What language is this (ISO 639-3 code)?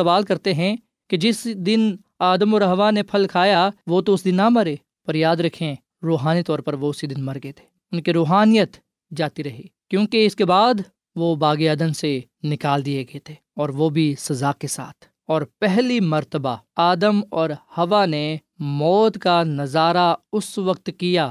urd